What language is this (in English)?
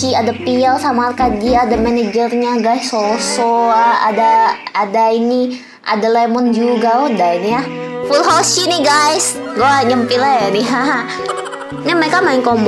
Indonesian